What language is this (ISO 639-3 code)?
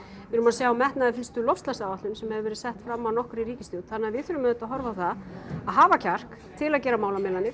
isl